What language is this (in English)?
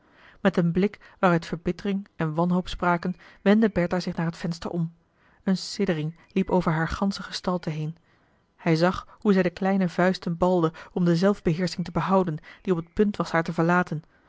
Dutch